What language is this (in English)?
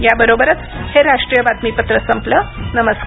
Marathi